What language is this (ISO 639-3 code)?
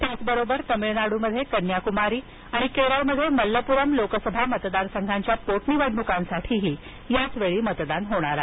mar